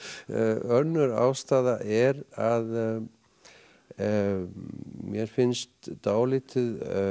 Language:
Icelandic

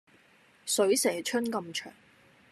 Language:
Cantonese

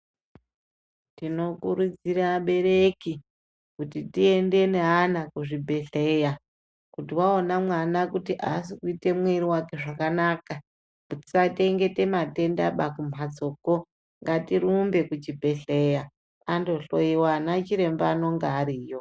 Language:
Ndau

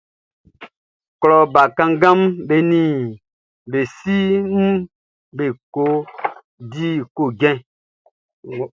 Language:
Baoulé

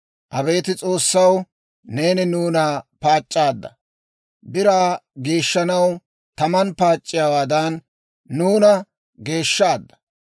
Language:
Dawro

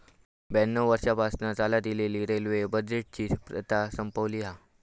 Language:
Marathi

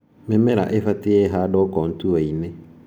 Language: Kikuyu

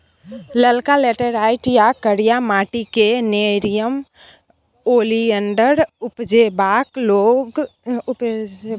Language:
Maithili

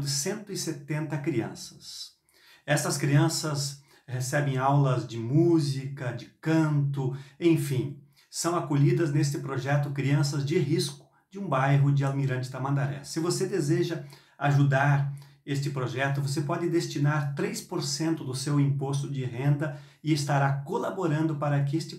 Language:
Portuguese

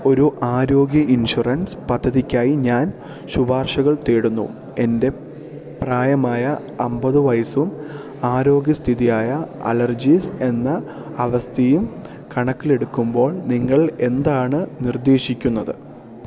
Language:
Malayalam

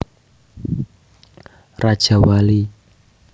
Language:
Javanese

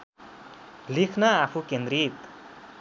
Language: Nepali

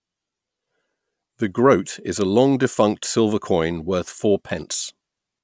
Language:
English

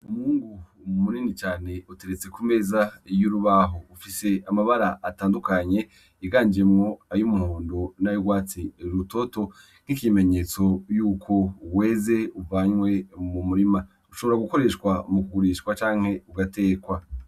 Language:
Rundi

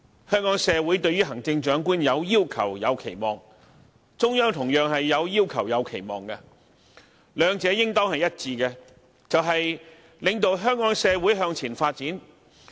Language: Cantonese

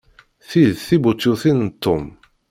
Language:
Kabyle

